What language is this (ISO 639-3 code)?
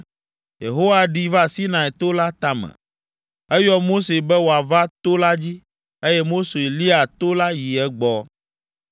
ewe